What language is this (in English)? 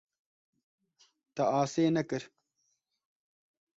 Kurdish